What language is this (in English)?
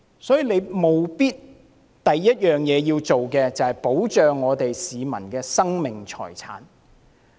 Cantonese